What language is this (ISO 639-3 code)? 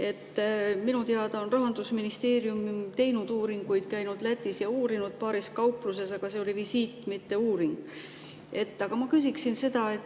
est